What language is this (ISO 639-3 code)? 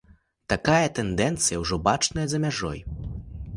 bel